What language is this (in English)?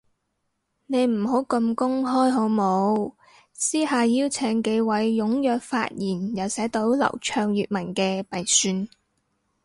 Cantonese